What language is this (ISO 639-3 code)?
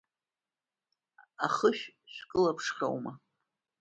abk